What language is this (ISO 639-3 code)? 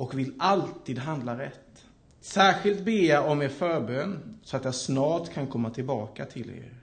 swe